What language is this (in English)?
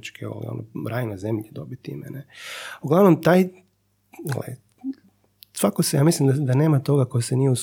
Croatian